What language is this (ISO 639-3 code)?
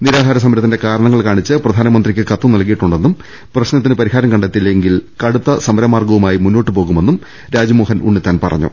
mal